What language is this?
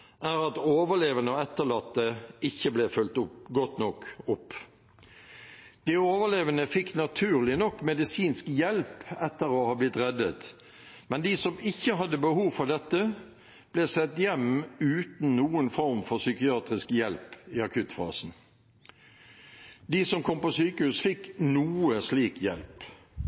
Norwegian Bokmål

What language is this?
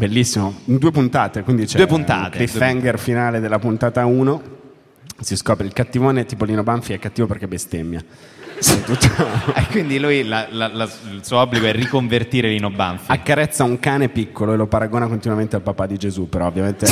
Italian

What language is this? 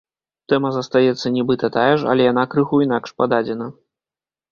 Belarusian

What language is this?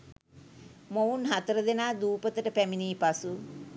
Sinhala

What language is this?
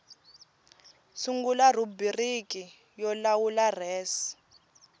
Tsonga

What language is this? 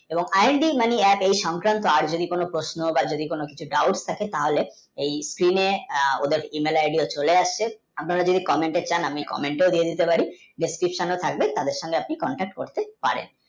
Bangla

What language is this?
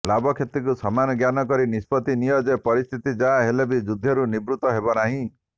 Odia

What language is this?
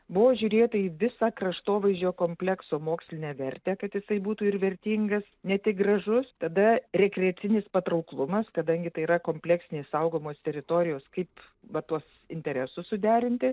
Lithuanian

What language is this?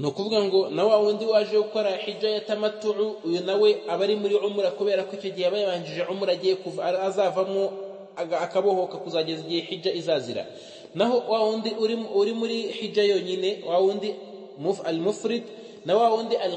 Arabic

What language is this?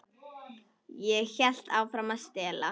Icelandic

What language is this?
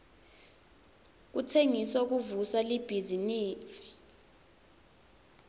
Swati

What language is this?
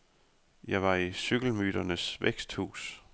Danish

